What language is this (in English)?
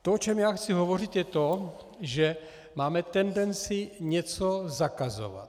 Czech